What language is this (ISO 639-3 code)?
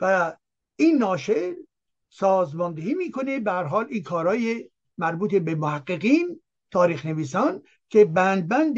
fas